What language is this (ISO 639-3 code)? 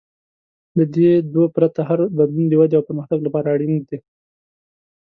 pus